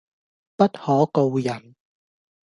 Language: Cantonese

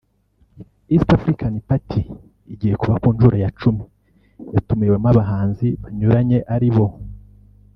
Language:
Kinyarwanda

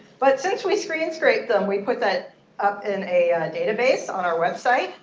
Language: English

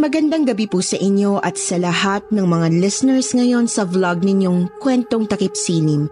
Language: Filipino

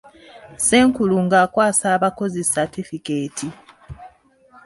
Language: Ganda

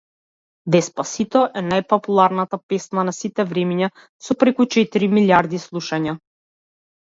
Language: Macedonian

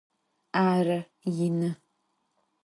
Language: Adyghe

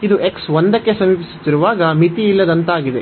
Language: Kannada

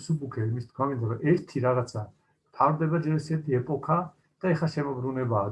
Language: Turkish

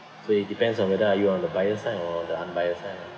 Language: English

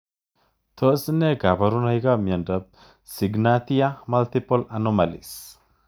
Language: Kalenjin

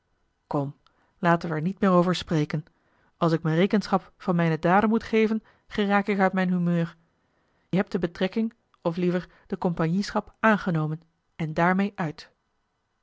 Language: Dutch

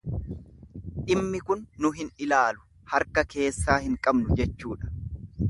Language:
Oromo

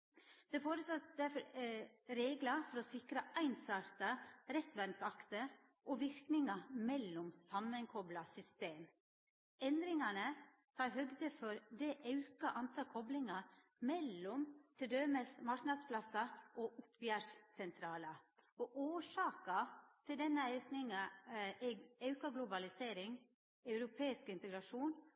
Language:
Norwegian Nynorsk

